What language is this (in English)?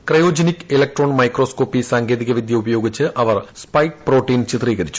Malayalam